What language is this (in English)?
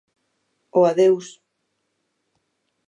Galician